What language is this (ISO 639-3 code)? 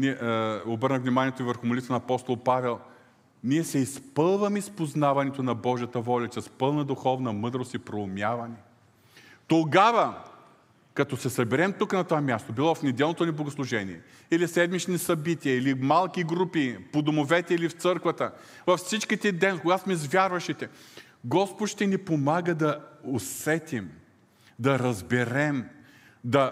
bul